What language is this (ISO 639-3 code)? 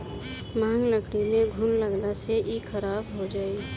bho